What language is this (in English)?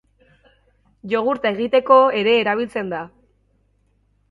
Basque